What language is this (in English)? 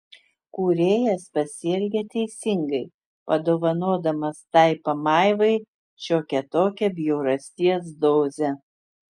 Lithuanian